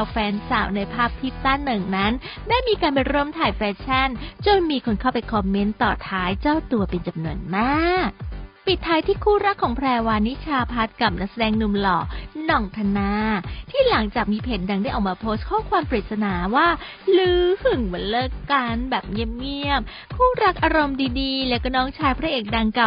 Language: Thai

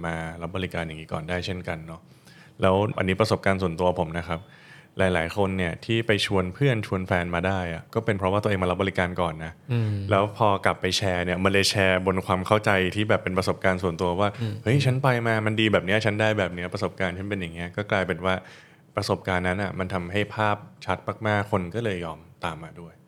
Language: Thai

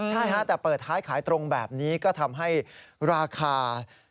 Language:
Thai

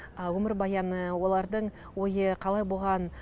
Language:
Kazakh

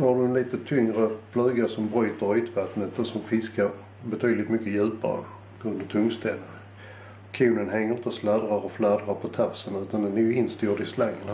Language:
Swedish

